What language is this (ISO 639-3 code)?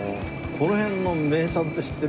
jpn